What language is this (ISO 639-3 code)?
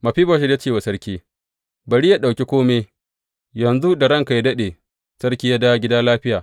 hau